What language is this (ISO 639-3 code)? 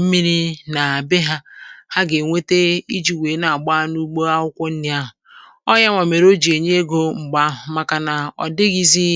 ibo